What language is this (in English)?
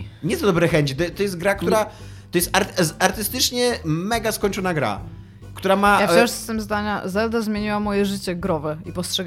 Polish